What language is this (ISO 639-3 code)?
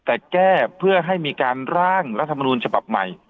tha